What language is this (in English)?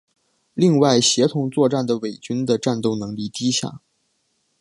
Chinese